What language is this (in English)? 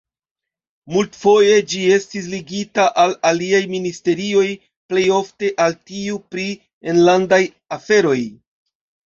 Esperanto